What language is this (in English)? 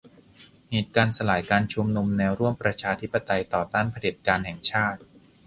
Thai